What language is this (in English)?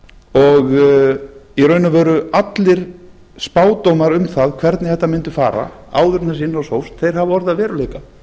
Icelandic